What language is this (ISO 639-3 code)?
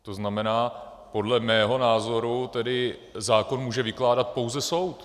ces